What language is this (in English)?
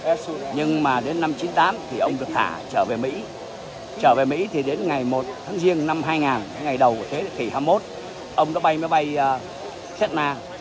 Vietnamese